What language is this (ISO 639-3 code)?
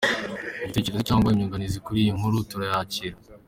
kin